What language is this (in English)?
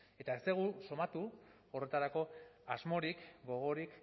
Basque